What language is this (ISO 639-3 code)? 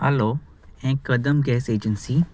kok